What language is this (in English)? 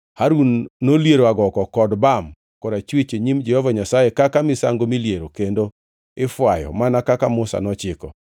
Luo (Kenya and Tanzania)